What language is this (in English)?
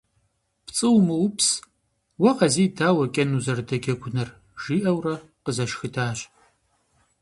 Kabardian